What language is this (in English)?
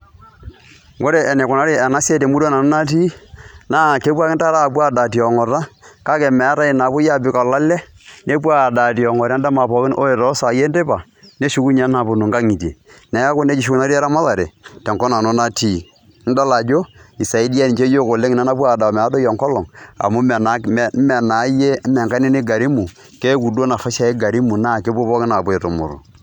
Masai